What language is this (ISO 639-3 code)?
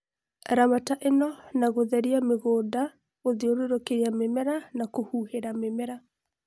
kik